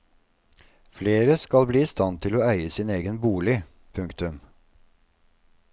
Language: Norwegian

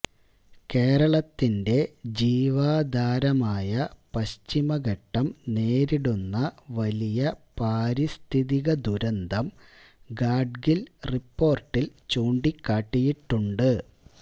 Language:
Malayalam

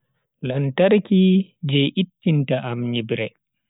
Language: Bagirmi Fulfulde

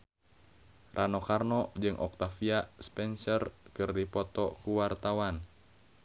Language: Sundanese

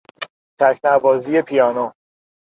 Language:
Persian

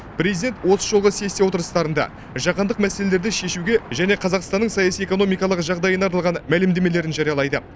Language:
Kazakh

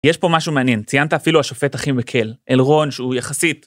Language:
Hebrew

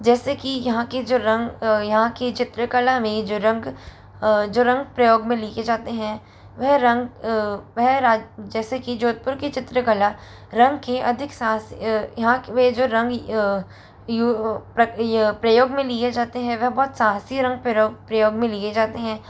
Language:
Hindi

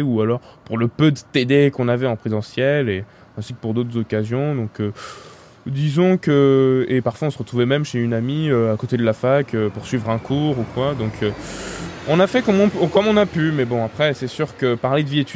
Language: French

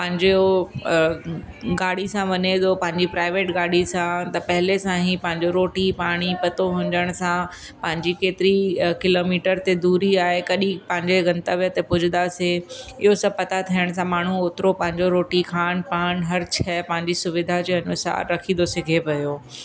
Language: Sindhi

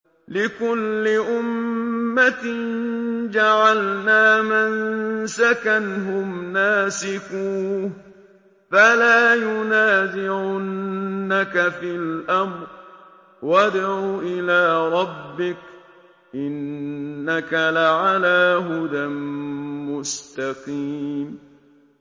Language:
Arabic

